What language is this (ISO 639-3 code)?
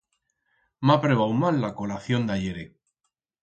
arg